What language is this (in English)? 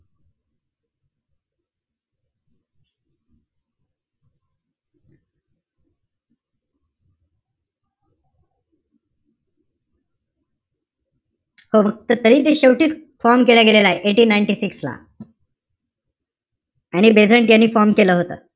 Marathi